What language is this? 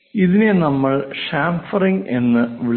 Malayalam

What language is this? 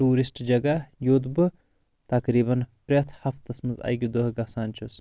Kashmiri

